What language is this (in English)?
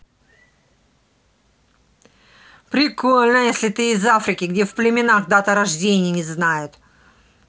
Russian